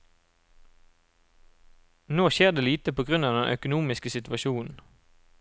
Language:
Norwegian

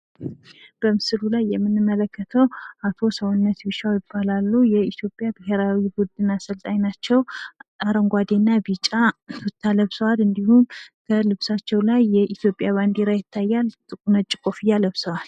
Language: Amharic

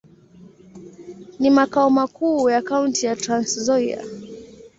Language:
Swahili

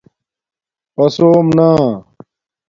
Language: Domaaki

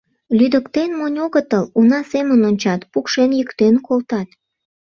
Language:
Mari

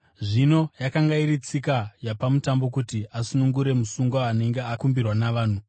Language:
Shona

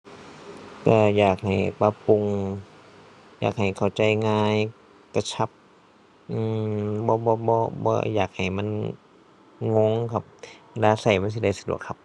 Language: Thai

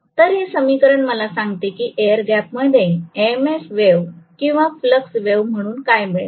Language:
Marathi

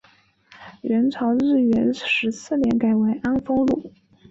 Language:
Chinese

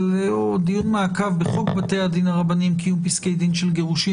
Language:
Hebrew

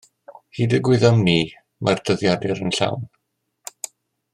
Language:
Welsh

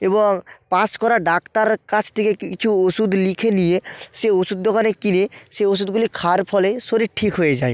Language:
Bangla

